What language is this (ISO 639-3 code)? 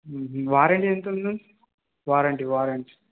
tel